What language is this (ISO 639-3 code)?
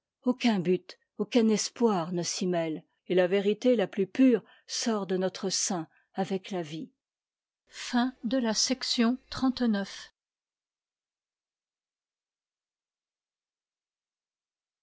fra